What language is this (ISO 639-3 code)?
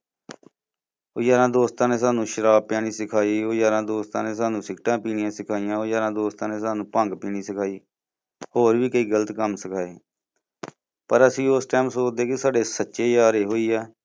pan